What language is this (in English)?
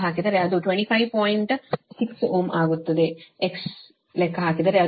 Kannada